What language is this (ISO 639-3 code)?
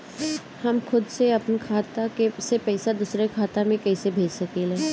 bho